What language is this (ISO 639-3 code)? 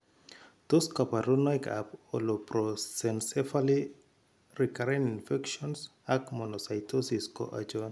kln